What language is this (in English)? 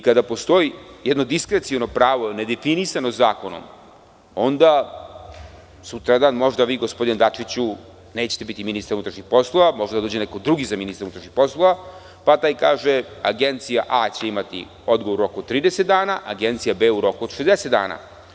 Serbian